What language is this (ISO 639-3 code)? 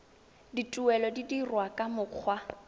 tsn